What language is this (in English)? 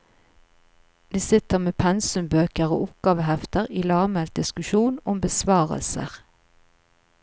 Norwegian